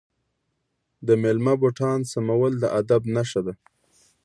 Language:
Pashto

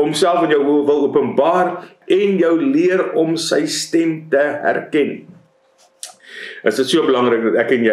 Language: Dutch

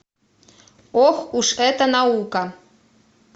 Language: Russian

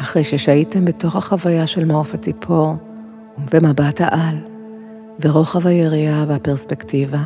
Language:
Hebrew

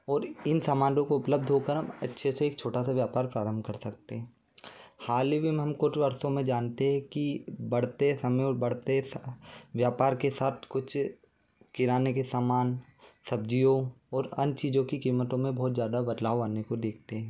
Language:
Hindi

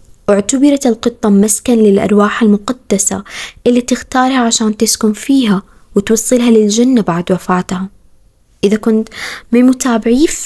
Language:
Arabic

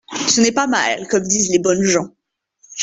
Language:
French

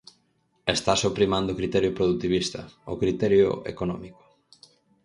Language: Galician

